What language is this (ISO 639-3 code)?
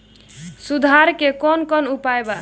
bho